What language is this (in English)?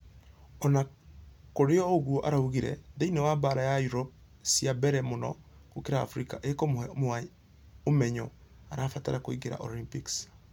Kikuyu